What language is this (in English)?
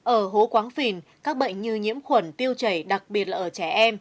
Vietnamese